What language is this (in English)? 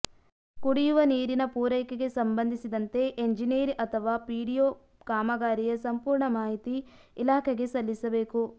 Kannada